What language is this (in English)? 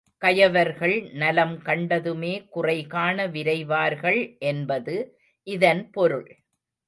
Tamil